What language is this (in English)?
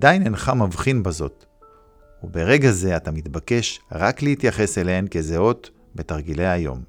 Hebrew